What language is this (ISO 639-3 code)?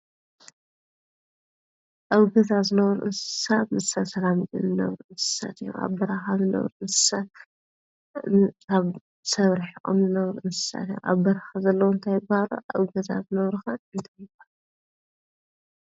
tir